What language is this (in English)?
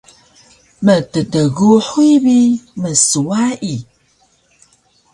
Taroko